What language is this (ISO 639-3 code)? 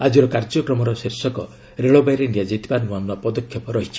ori